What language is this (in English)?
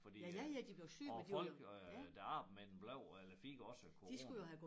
Danish